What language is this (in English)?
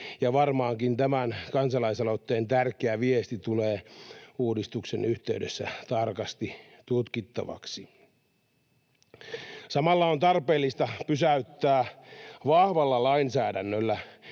Finnish